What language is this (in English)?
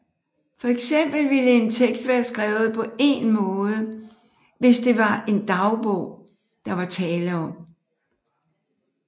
Danish